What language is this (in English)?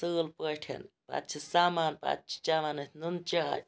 Kashmiri